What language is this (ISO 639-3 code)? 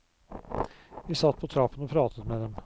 nor